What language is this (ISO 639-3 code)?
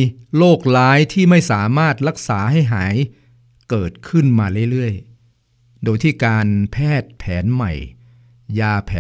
tha